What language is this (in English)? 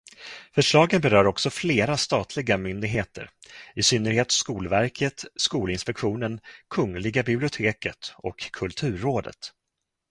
Swedish